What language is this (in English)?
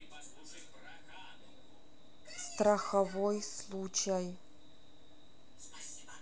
Russian